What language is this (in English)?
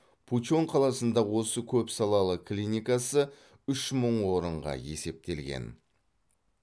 Kazakh